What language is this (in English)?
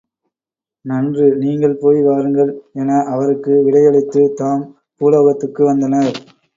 Tamil